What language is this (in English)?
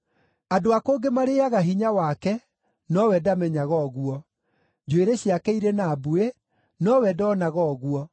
Kikuyu